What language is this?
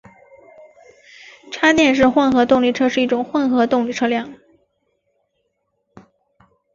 Chinese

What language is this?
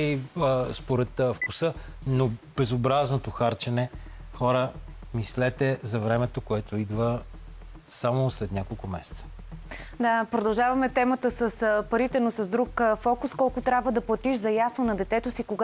Bulgarian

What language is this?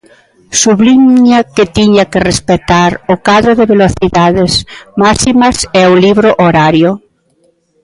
Galician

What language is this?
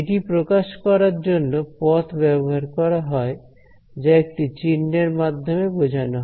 Bangla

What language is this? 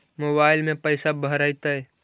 Magahi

